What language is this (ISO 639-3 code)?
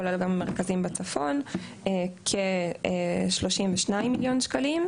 heb